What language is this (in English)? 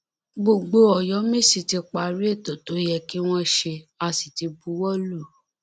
Yoruba